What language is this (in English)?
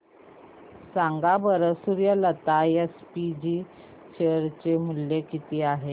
Marathi